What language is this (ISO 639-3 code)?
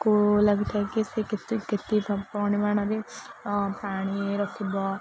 ori